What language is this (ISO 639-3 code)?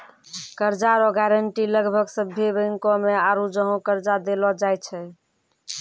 mai